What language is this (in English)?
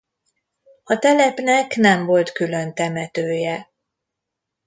Hungarian